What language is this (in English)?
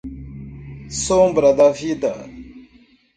Portuguese